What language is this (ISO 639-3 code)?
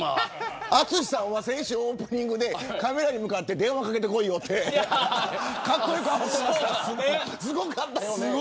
jpn